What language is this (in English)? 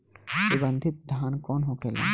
Bhojpuri